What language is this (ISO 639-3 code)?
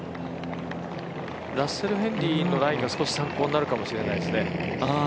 jpn